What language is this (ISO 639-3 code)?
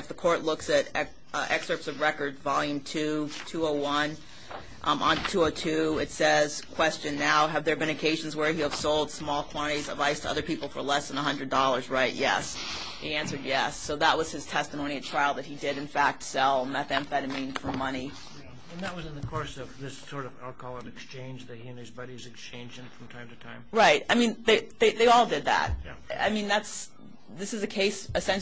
eng